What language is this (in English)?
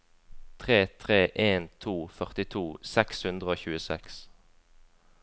Norwegian